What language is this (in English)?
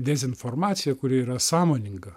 Lithuanian